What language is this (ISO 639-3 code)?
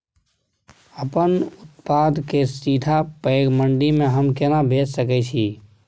mai